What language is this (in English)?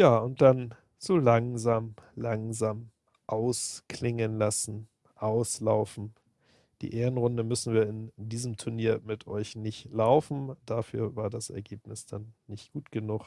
German